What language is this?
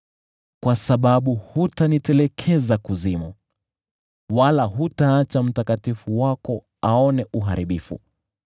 Swahili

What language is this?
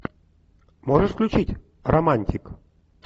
Russian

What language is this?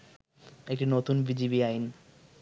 Bangla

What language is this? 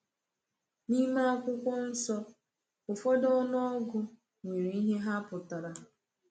Igbo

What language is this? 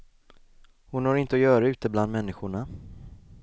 Swedish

